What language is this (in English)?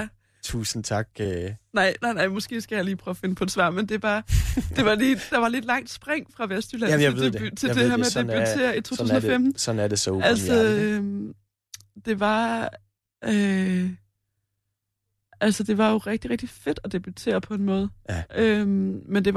Danish